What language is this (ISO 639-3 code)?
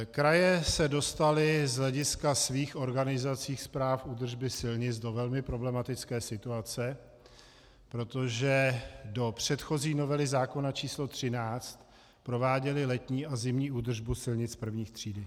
ces